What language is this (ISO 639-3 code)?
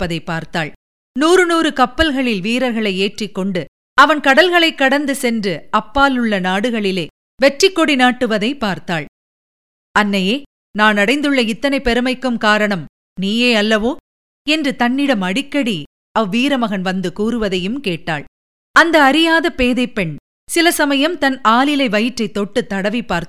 tam